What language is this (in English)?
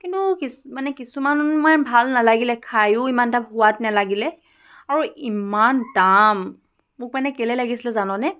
Assamese